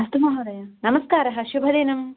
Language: Sanskrit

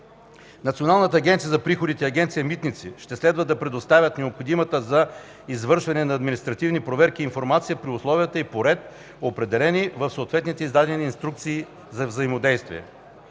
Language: Bulgarian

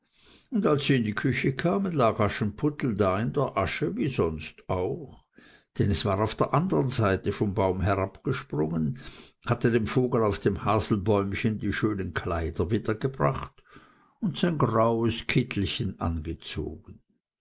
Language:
German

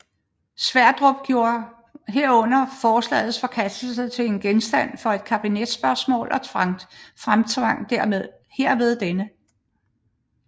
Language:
Danish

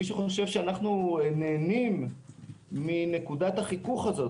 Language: Hebrew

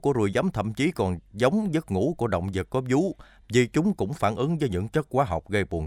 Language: Vietnamese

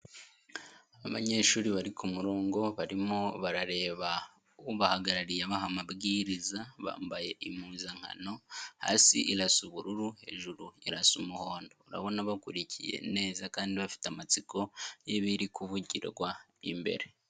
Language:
Kinyarwanda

